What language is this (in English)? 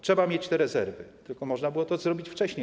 Polish